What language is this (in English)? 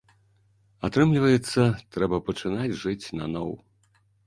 Belarusian